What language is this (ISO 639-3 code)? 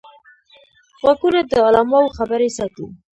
pus